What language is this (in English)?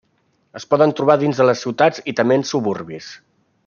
Catalan